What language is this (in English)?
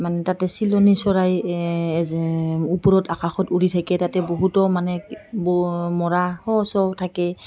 Assamese